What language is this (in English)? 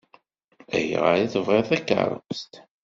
Kabyle